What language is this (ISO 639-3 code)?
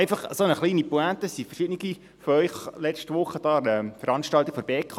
gsw